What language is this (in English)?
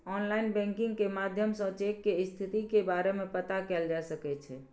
Maithili